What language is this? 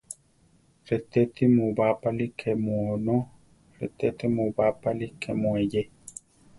Central Tarahumara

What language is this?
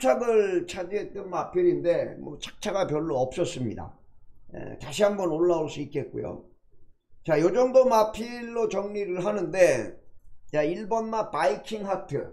Korean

